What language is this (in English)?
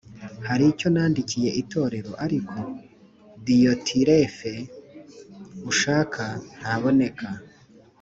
Kinyarwanda